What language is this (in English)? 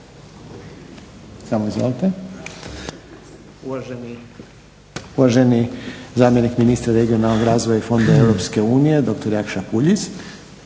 Croatian